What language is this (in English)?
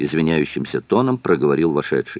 Russian